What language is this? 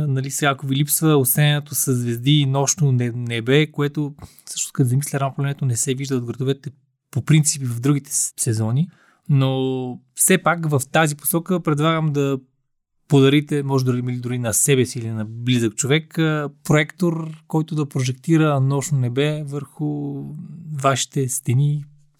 Bulgarian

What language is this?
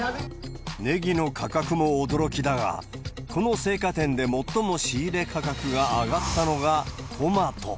Japanese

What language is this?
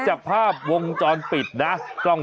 Thai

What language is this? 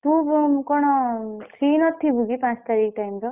Odia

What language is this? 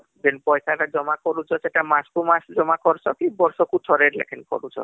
Odia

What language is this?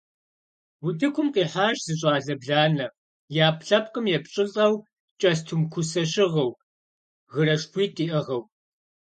Kabardian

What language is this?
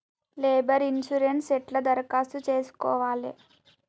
Telugu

